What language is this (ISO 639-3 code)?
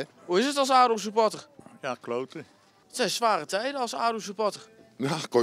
nld